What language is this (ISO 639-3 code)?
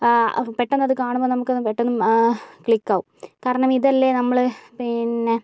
mal